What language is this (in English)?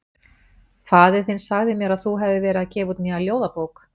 Icelandic